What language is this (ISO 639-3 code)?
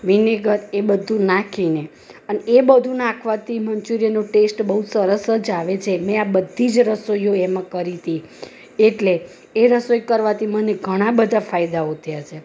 guj